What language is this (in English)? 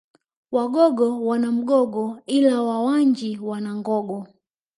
Swahili